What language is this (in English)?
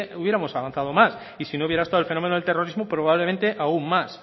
Spanish